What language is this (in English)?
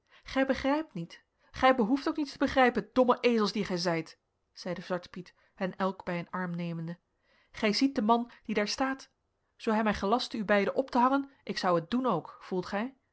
Dutch